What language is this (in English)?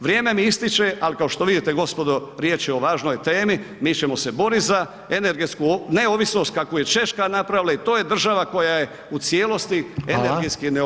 Croatian